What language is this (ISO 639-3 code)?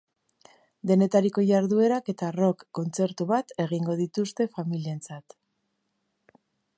eus